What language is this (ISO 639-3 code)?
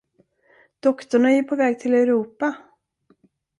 swe